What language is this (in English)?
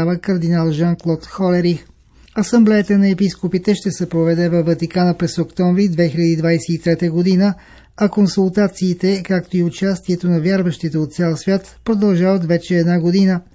Bulgarian